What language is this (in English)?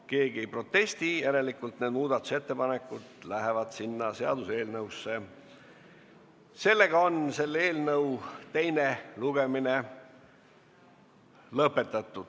Estonian